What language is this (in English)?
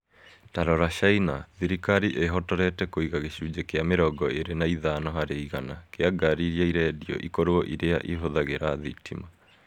Kikuyu